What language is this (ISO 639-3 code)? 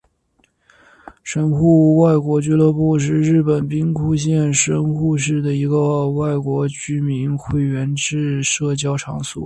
zho